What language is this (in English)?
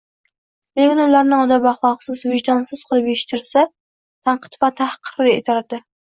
Uzbek